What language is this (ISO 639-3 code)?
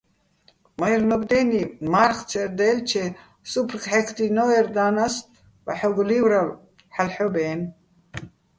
bbl